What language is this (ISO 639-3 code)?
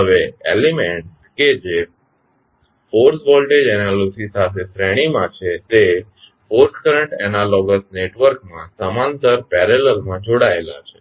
guj